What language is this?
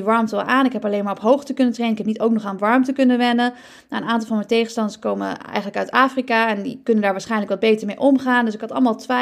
Dutch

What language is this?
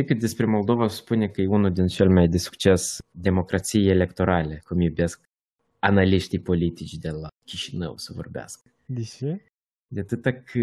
Romanian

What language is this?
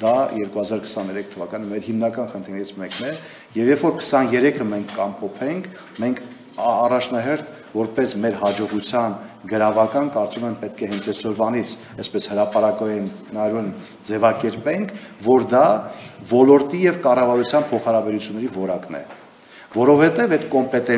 Romanian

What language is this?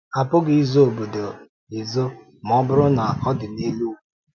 Igbo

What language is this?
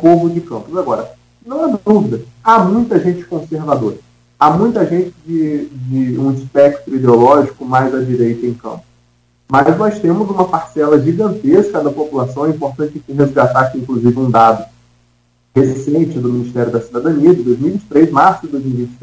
Portuguese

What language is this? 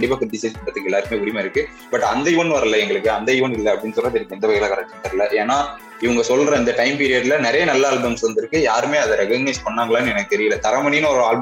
Tamil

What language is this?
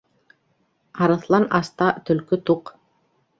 Bashkir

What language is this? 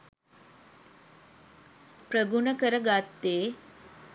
Sinhala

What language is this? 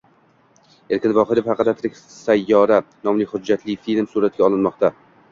Uzbek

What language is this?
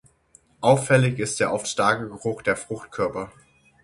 German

